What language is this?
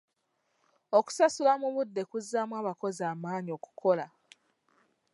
Ganda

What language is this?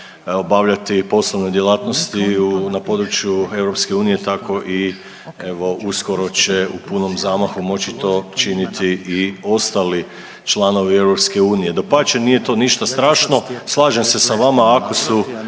Croatian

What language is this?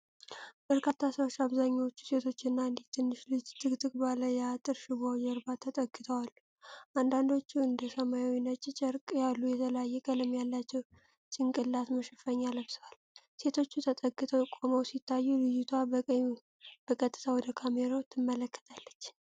Amharic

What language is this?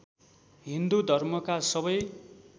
Nepali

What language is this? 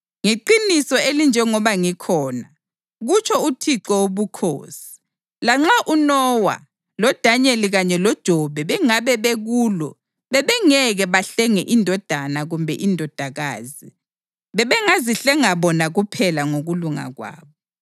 North Ndebele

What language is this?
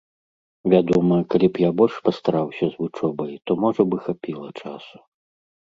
Belarusian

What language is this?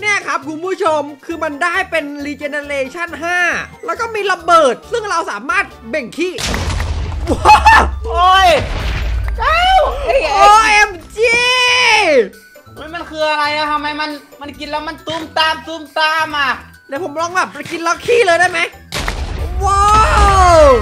Thai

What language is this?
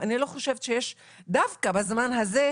Hebrew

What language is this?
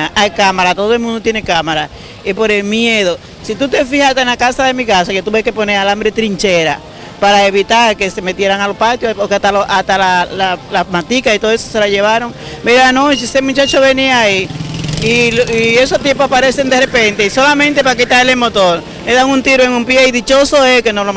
Spanish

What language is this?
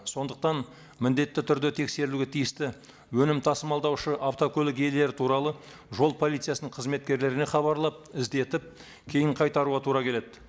Kazakh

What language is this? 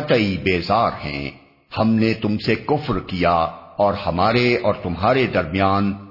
Urdu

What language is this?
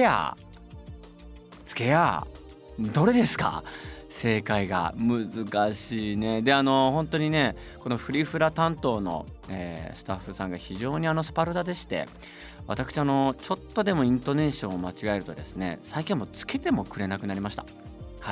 Japanese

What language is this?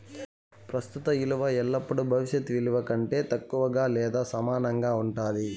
Telugu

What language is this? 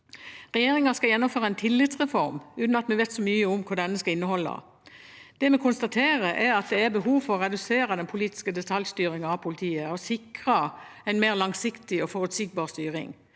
Norwegian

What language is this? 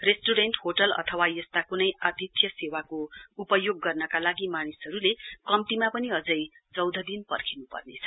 Nepali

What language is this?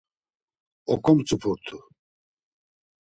Laz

